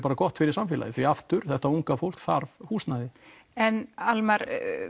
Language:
Icelandic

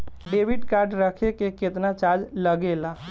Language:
Bhojpuri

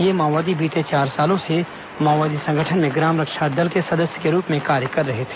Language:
Hindi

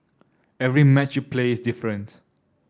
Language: English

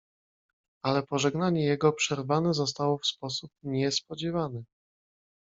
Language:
Polish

